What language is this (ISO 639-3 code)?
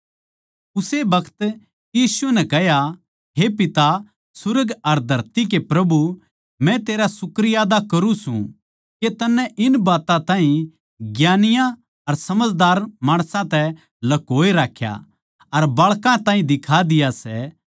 bgc